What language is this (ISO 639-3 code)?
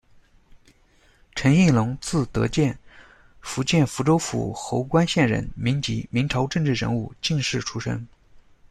zho